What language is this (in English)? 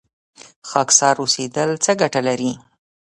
Pashto